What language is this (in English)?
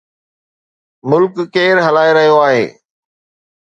Sindhi